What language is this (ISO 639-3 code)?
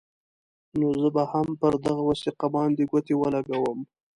pus